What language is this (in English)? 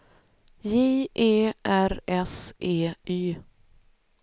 Swedish